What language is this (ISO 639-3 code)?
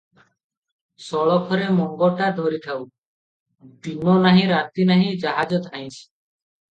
ori